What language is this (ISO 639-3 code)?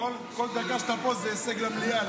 heb